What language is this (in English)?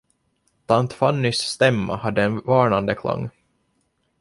Swedish